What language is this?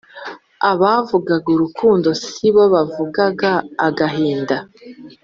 Kinyarwanda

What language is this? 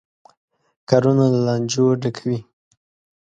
Pashto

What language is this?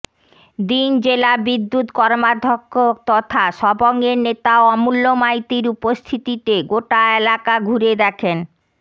Bangla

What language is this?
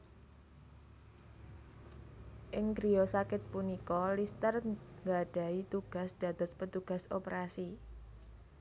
Javanese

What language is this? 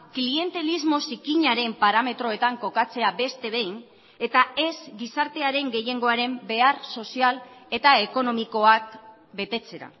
Basque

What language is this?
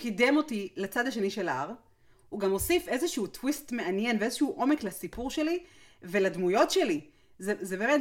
Hebrew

